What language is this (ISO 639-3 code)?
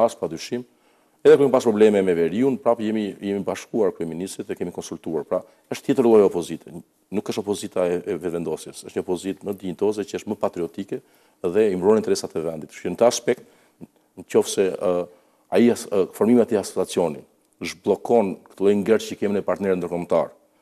ron